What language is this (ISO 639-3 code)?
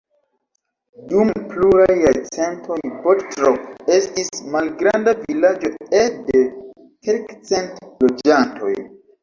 epo